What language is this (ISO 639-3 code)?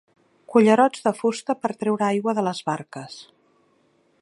cat